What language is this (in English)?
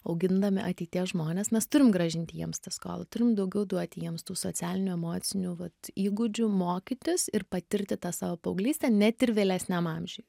Lithuanian